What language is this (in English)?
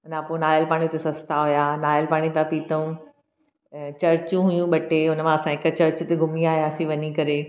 Sindhi